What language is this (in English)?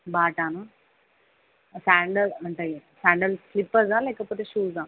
Telugu